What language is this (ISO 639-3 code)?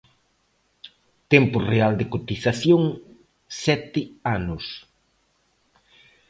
glg